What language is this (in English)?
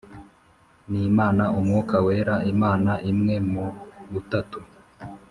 Kinyarwanda